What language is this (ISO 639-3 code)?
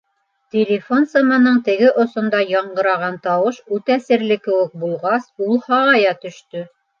bak